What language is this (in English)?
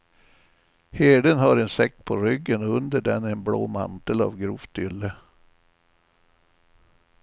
Swedish